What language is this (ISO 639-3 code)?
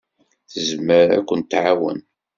kab